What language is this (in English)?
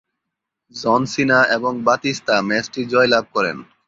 Bangla